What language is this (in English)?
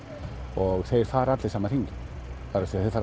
Icelandic